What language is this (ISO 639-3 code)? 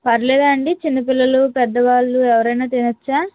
tel